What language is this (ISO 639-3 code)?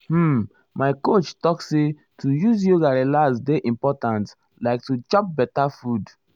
pcm